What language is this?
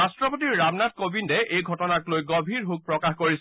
Assamese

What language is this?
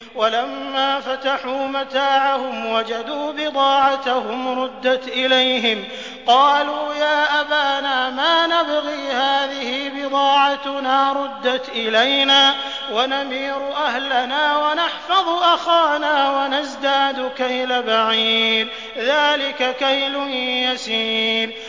Arabic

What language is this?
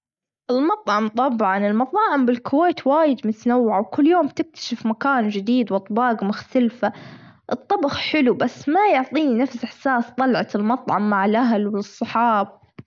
Gulf Arabic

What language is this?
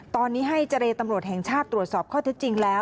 Thai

